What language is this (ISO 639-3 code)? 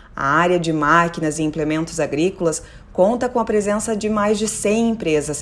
por